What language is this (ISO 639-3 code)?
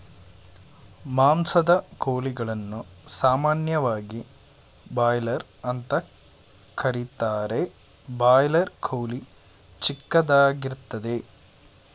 kan